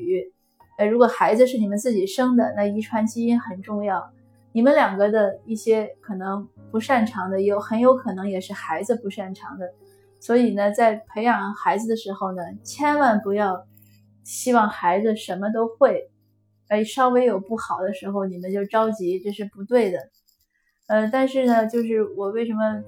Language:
Chinese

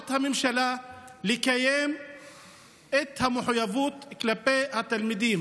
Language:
Hebrew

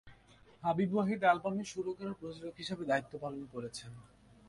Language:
Bangla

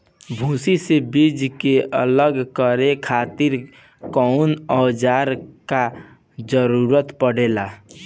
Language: Bhojpuri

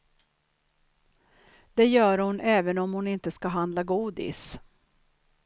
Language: Swedish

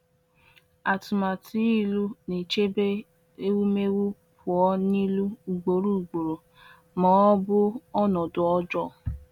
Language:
Igbo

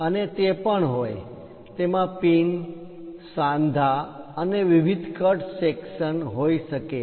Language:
Gujarati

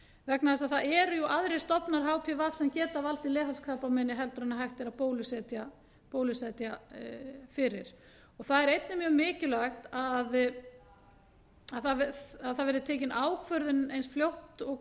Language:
Icelandic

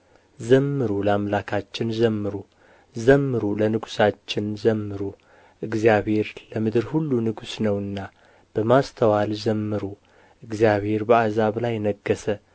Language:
Amharic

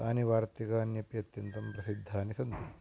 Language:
Sanskrit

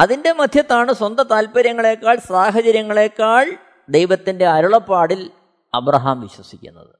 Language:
Malayalam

